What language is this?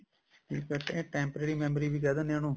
Punjabi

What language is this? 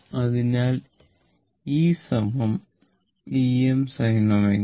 Malayalam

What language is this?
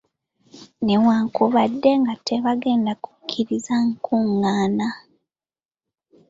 Ganda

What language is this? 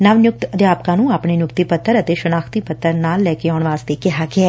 Punjabi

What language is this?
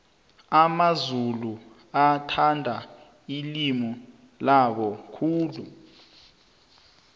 South Ndebele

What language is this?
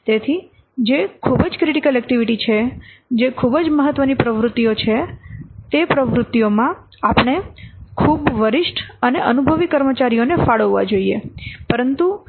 Gujarati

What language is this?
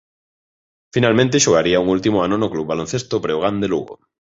Galician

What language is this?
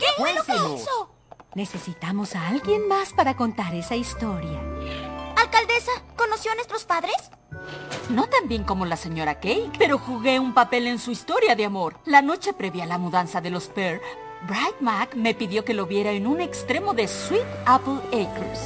Spanish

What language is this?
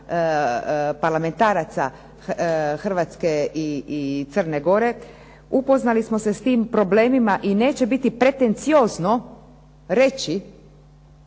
Croatian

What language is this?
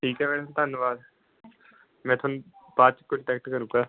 Punjabi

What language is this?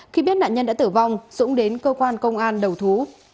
Vietnamese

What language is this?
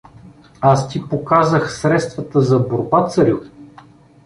Bulgarian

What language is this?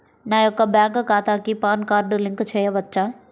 Telugu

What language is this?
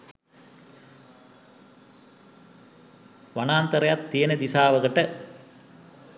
Sinhala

